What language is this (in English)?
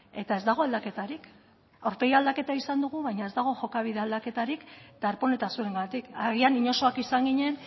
Basque